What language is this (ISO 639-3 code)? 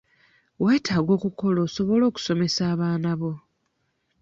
lug